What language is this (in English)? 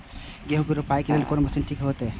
Maithili